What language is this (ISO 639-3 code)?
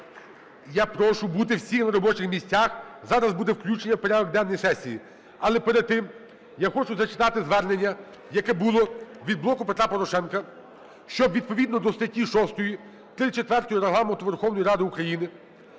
ukr